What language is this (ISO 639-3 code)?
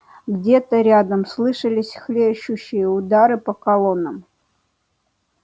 rus